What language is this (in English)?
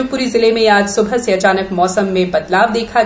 Hindi